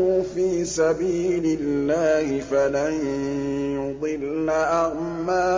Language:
Arabic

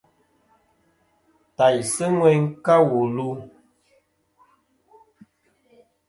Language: Kom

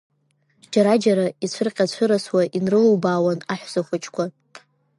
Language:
Abkhazian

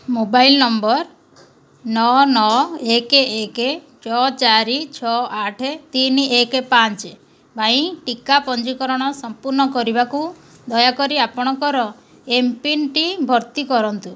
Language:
Odia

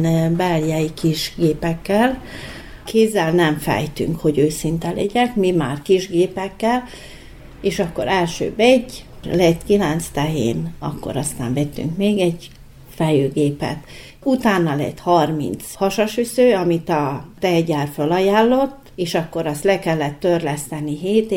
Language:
Hungarian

